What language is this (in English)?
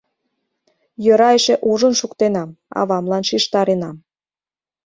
Mari